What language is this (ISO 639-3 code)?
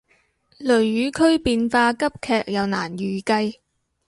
yue